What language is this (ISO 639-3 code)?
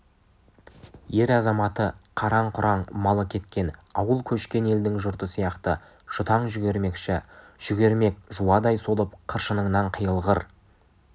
kaz